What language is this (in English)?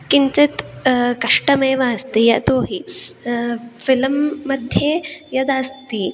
Sanskrit